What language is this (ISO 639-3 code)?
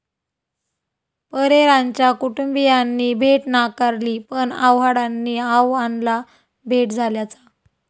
mar